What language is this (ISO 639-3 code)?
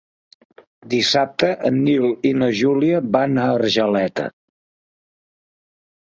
cat